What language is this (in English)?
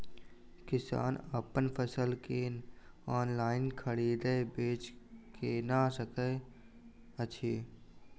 Maithili